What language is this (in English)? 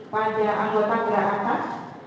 Indonesian